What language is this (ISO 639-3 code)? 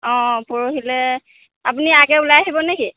asm